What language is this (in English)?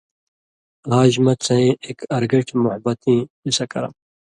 Indus Kohistani